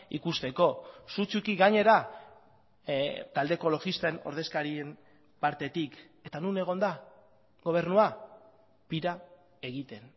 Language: Basque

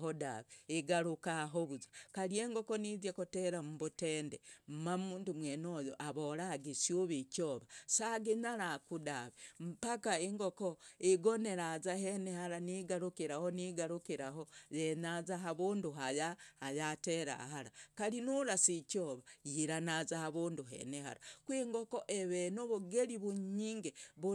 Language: Logooli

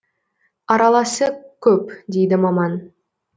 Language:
Kazakh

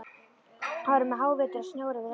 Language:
Icelandic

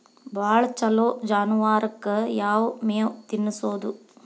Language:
Kannada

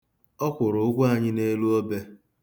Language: Igbo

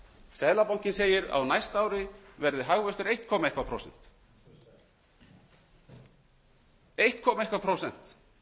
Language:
Icelandic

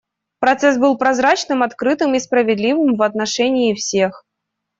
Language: Russian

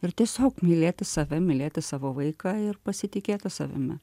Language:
Lithuanian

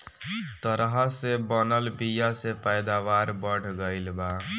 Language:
Bhojpuri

